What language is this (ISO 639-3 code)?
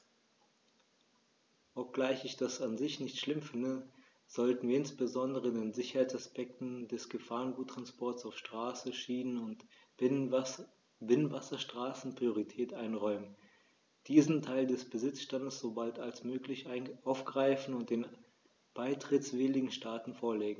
deu